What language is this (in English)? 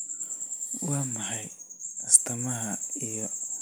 Somali